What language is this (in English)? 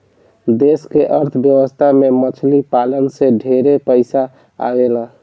Bhojpuri